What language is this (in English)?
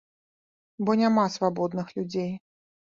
Belarusian